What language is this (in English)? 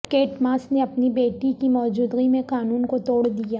Urdu